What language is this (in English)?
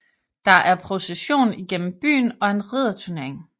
Danish